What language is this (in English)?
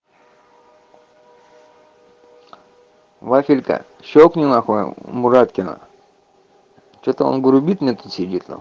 Russian